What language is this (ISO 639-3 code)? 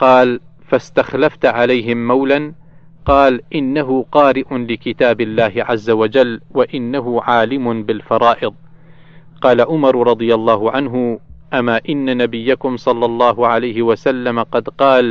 ara